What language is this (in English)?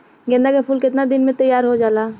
Bhojpuri